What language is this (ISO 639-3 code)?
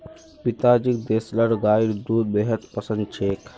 mag